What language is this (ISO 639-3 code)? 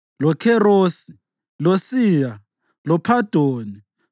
nde